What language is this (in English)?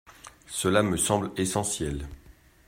French